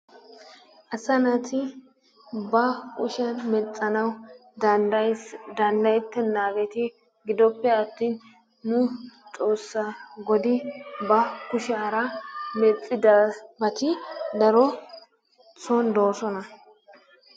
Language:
Wolaytta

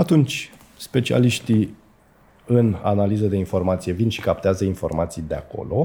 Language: Romanian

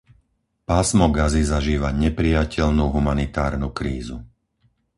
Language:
Slovak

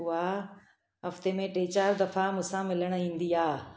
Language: Sindhi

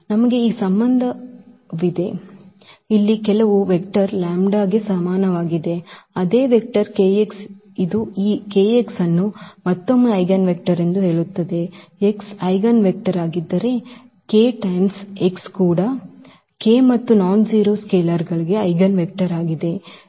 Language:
Kannada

